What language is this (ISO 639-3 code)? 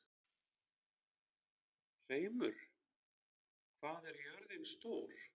isl